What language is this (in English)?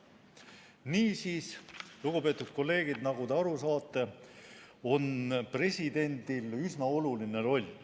Estonian